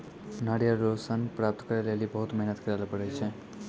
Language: Maithili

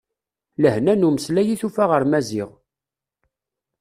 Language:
Kabyle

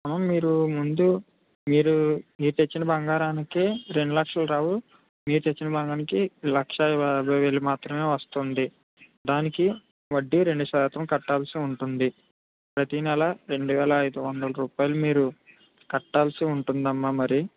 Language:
Telugu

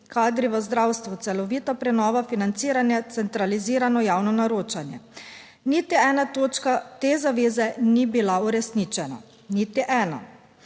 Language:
Slovenian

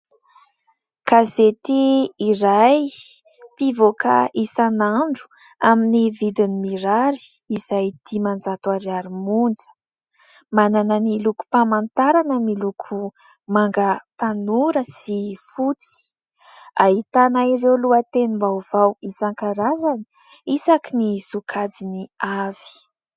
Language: Malagasy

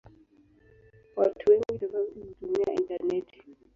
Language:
Swahili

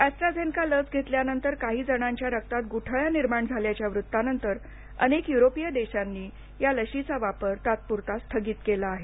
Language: Marathi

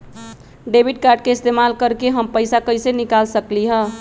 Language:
Magahi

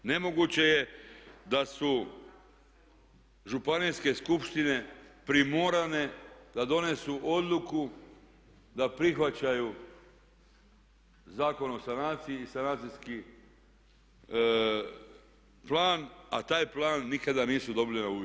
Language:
Croatian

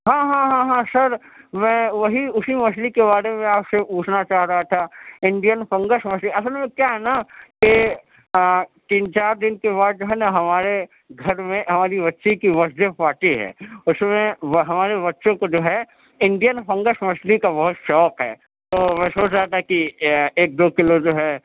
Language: Urdu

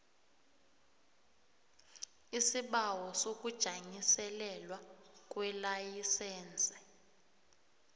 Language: South Ndebele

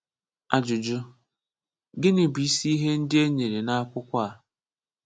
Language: Igbo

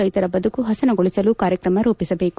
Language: Kannada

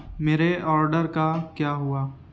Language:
Urdu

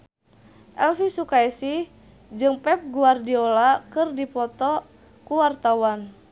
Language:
Sundanese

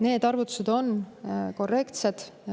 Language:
Estonian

